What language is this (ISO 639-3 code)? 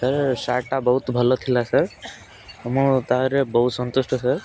ori